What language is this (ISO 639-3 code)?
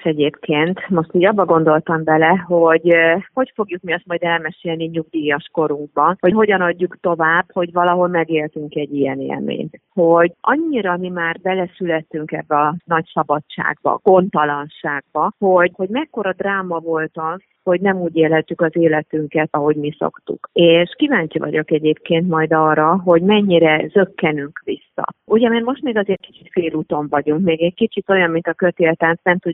hun